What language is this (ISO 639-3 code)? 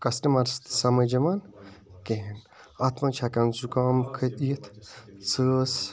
kas